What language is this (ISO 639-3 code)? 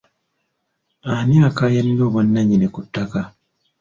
lug